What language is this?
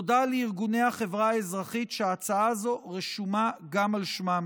Hebrew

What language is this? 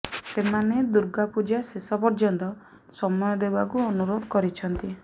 Odia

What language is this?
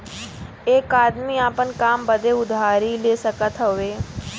Bhojpuri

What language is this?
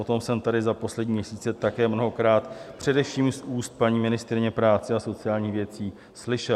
Czech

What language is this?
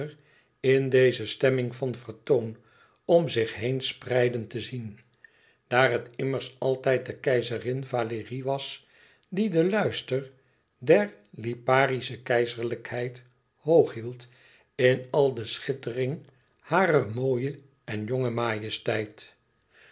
Dutch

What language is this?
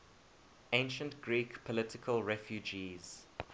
English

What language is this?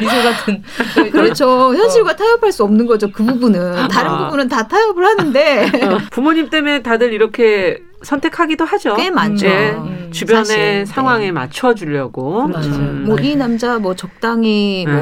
Korean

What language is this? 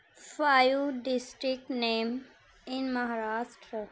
Urdu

